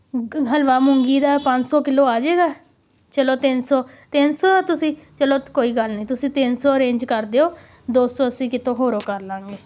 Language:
Punjabi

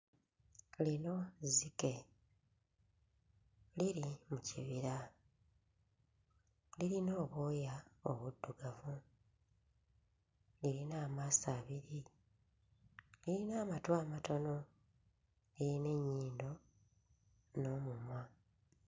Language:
Ganda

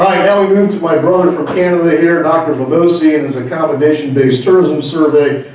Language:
English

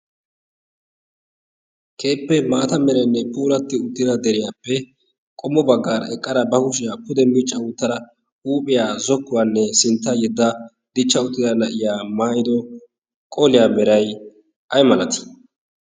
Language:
Wolaytta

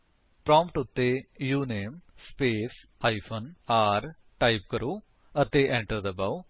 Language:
Punjabi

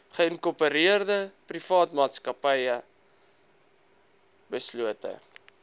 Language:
Afrikaans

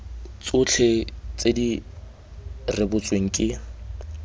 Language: Tswana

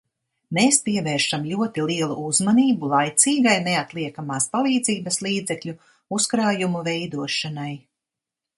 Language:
Latvian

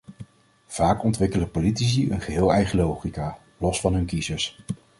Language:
Dutch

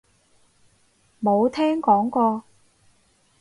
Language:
Cantonese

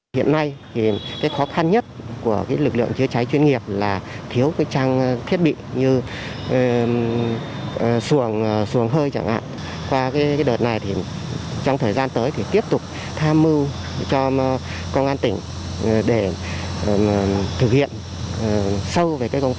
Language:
Vietnamese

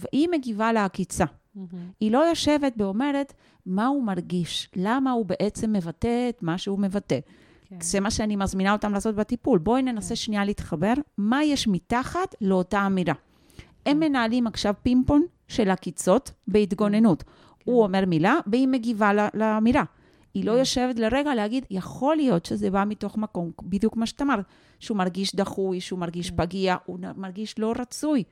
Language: Hebrew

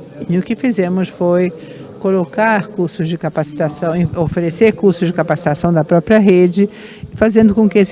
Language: Portuguese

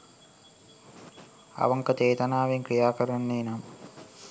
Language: Sinhala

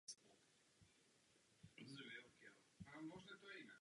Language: Czech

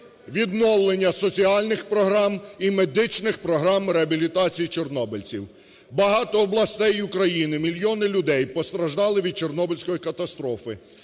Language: Ukrainian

